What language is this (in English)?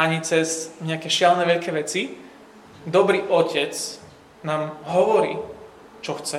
Slovak